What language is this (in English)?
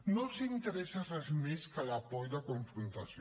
Catalan